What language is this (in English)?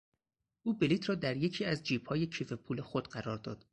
Persian